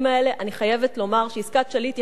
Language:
Hebrew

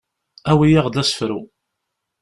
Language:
Kabyle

